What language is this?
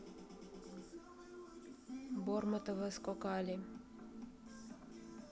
Russian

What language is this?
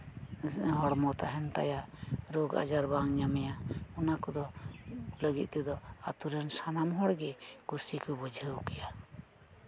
Santali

